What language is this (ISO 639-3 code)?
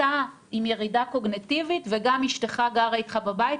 heb